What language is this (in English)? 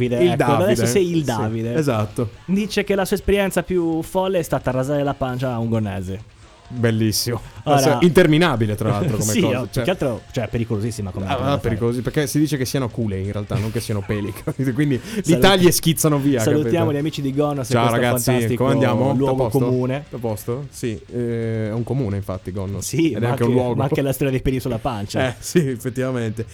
Italian